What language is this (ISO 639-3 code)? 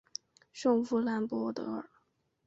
zho